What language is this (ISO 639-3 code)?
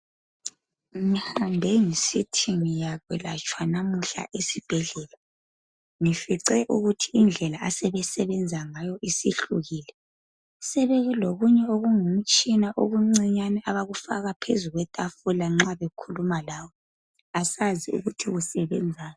nde